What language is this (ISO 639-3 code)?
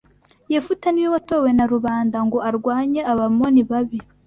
kin